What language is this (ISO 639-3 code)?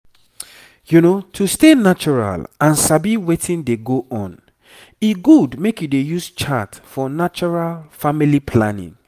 pcm